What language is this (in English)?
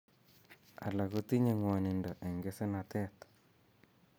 Kalenjin